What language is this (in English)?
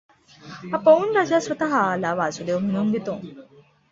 Marathi